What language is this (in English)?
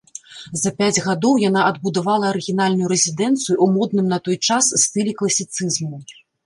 Belarusian